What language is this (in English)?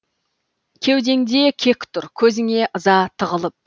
Kazakh